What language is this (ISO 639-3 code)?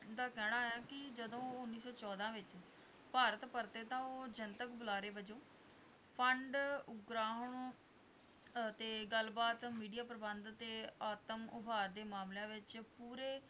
pan